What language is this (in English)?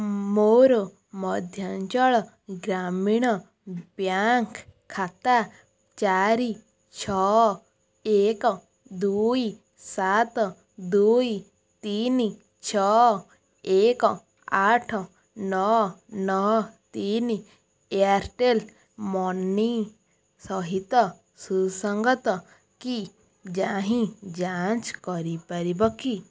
Odia